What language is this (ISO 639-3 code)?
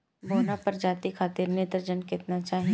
bho